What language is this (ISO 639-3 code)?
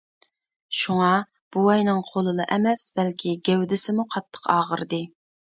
uig